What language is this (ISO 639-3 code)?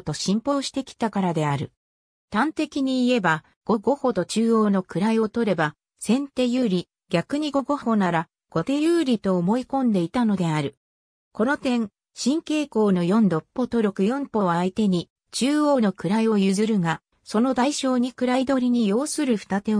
jpn